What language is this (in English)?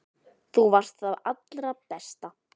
Icelandic